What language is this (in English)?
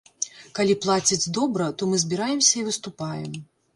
Belarusian